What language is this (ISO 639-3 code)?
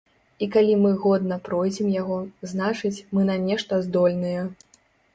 bel